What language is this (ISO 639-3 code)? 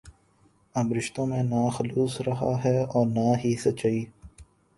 urd